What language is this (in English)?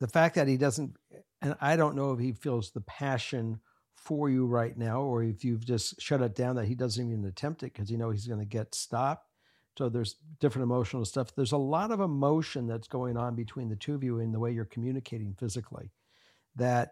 English